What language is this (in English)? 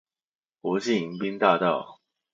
Chinese